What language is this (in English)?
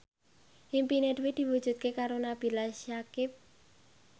Javanese